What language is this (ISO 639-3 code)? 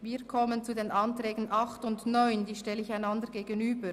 gsw